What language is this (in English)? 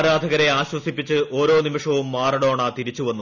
Malayalam